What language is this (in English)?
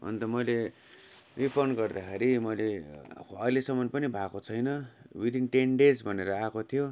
Nepali